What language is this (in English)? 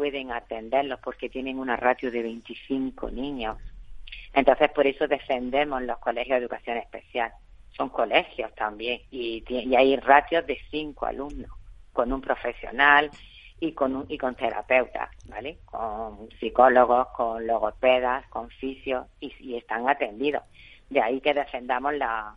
Spanish